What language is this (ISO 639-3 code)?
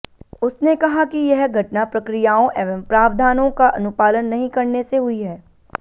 hin